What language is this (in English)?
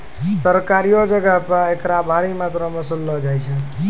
Maithili